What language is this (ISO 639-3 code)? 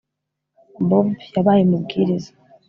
kin